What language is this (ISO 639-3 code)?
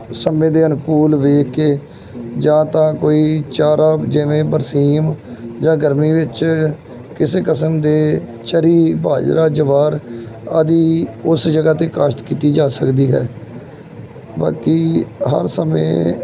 pan